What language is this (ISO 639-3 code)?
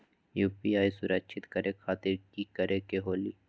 mag